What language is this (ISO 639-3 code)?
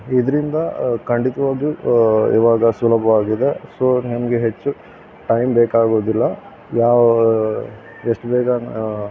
kan